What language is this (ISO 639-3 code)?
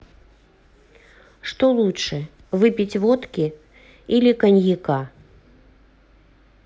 rus